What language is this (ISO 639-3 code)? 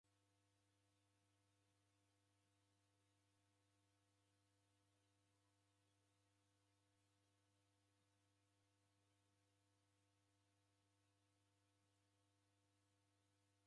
dav